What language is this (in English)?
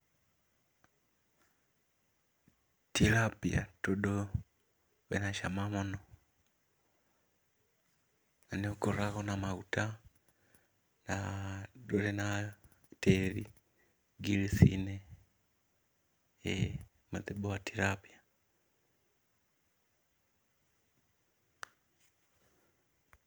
Kikuyu